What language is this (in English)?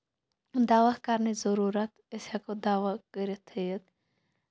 Kashmiri